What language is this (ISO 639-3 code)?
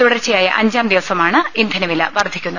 mal